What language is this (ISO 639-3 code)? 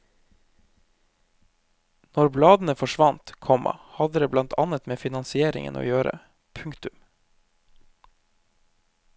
nor